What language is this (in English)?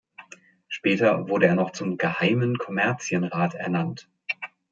German